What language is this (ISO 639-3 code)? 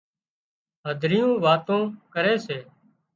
kxp